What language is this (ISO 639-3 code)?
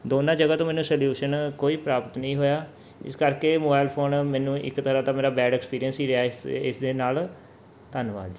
pan